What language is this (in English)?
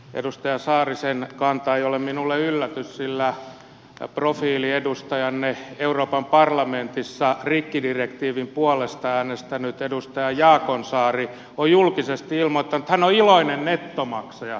Finnish